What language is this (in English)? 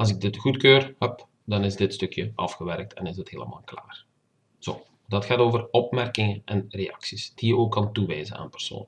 Dutch